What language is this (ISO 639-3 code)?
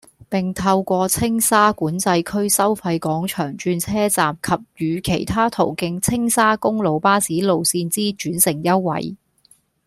yue